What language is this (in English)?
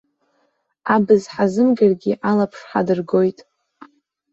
Abkhazian